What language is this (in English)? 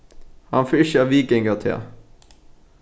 Faroese